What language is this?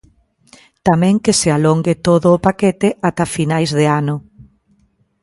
Galician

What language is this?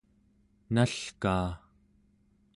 Central Yupik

